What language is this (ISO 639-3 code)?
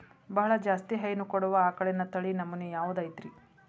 kan